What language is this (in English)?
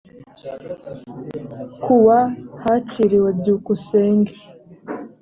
Kinyarwanda